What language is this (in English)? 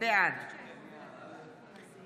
Hebrew